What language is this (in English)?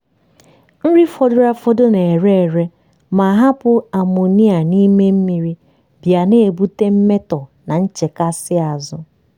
Igbo